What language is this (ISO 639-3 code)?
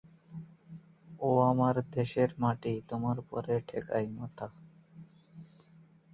ben